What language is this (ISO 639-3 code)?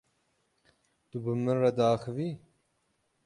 kur